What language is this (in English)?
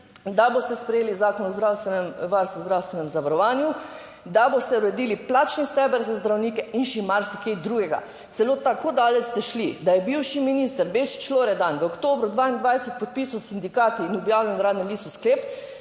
Slovenian